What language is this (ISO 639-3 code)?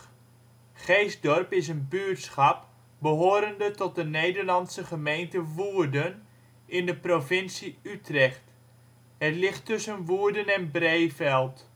nld